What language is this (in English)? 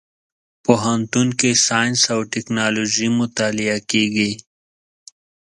Pashto